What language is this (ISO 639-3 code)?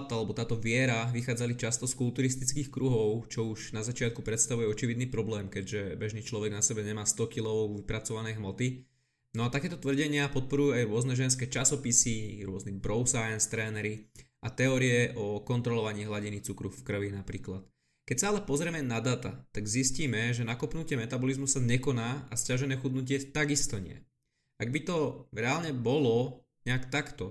slk